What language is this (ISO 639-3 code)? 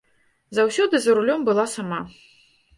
bel